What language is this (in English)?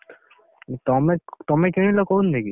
Odia